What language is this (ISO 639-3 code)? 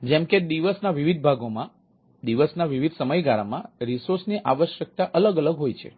guj